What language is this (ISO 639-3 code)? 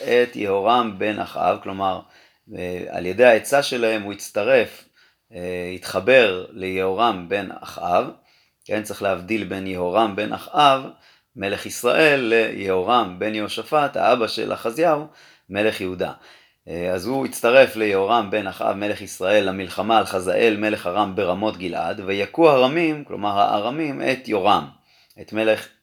heb